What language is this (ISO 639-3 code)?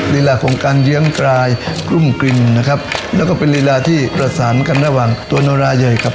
tha